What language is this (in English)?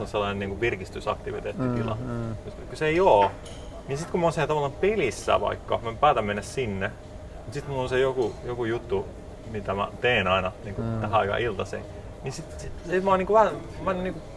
Finnish